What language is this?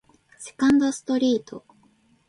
Japanese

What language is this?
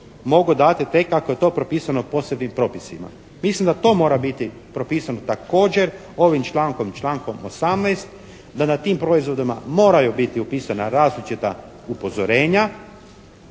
Croatian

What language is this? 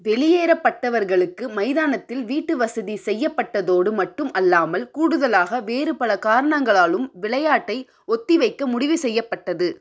Tamil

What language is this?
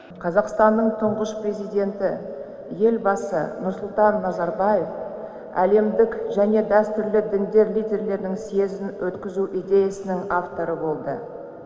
Kazakh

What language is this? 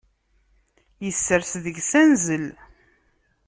Kabyle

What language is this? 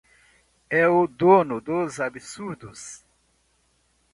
Portuguese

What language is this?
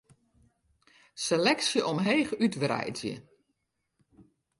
Western Frisian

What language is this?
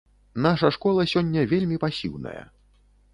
Belarusian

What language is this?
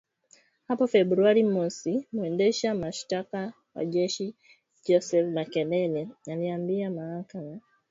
Swahili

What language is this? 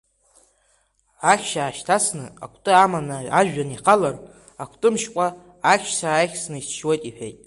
Abkhazian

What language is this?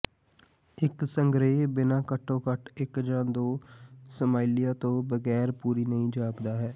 Punjabi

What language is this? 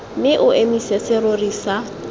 Tswana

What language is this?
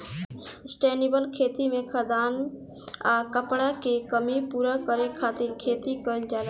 Bhojpuri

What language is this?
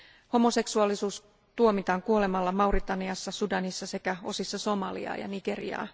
Finnish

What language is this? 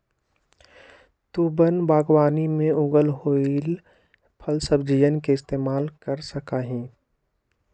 Magahi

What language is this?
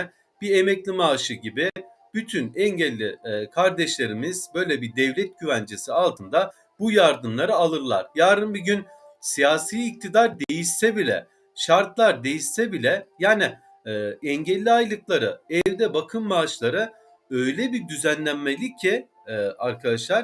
Turkish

